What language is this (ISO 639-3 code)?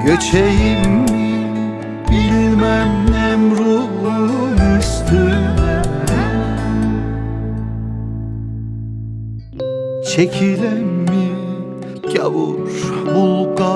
tur